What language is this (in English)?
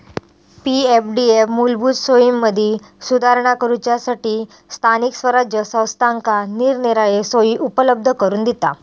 Marathi